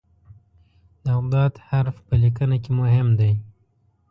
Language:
Pashto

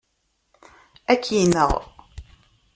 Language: Kabyle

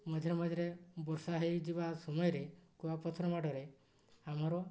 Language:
Odia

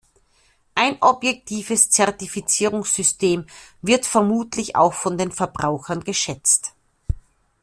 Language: German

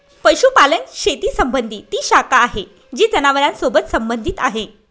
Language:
Marathi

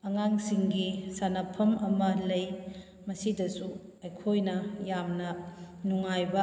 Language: Manipuri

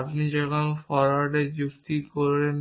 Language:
Bangla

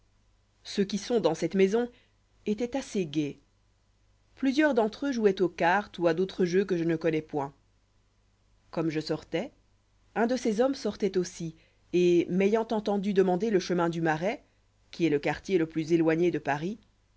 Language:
French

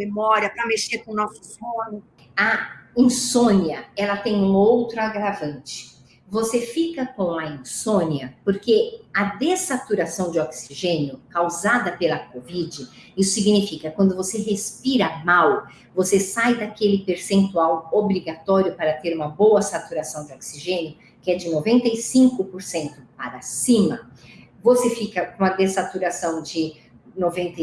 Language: Portuguese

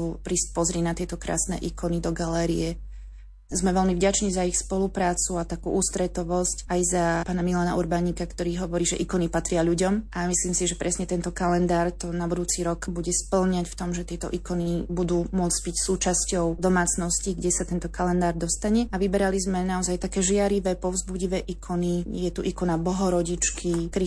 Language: Slovak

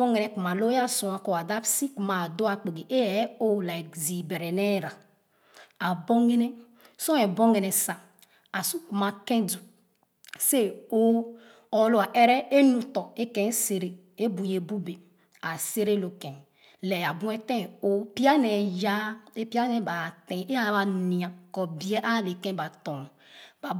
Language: Khana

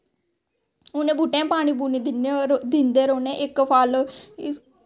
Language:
Dogri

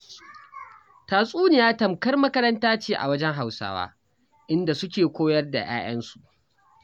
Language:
Hausa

